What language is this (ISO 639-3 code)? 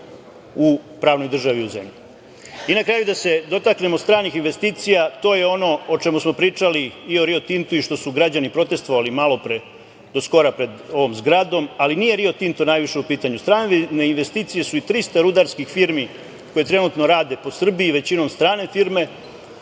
srp